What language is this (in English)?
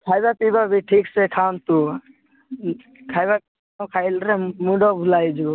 Odia